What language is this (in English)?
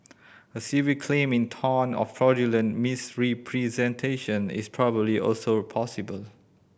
English